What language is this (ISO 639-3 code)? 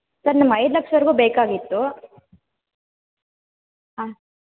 kan